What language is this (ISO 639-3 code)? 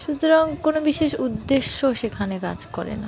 ben